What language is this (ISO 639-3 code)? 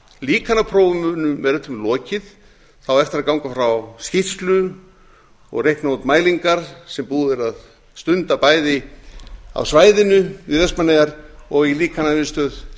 isl